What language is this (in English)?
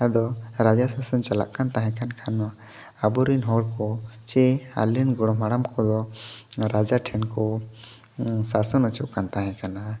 Santali